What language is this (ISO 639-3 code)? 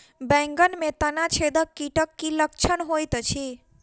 mai